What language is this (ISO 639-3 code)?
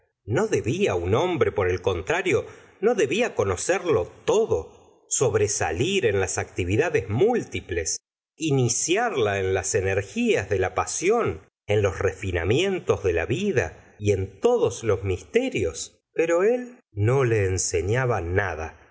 spa